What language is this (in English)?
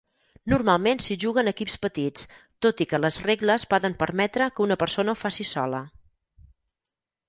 Catalan